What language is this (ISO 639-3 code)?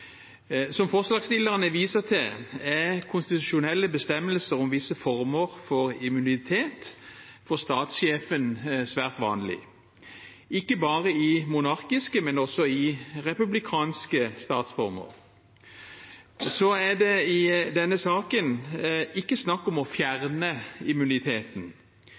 nob